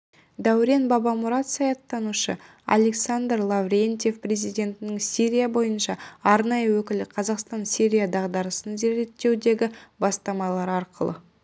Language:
Kazakh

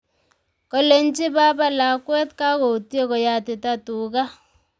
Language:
Kalenjin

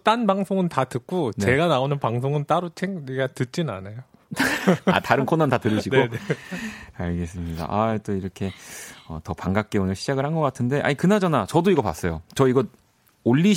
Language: Korean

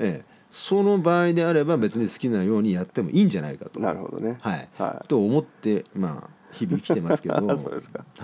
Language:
Japanese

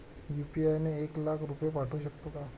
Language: Marathi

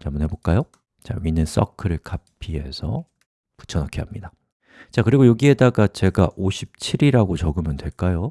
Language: Korean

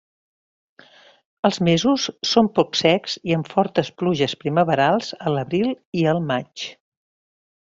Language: Catalan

